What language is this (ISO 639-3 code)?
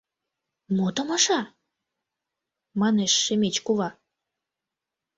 chm